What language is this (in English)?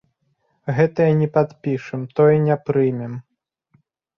Belarusian